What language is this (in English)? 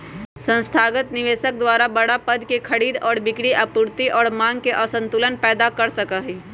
Magahi